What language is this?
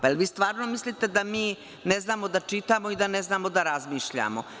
Serbian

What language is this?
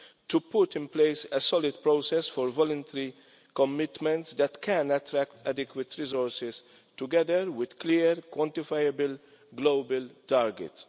English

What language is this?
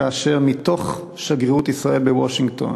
Hebrew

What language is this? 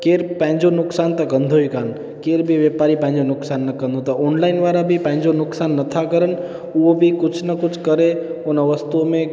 Sindhi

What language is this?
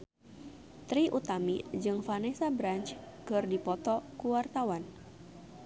Sundanese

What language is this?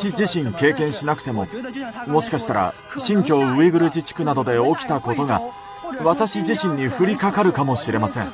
Japanese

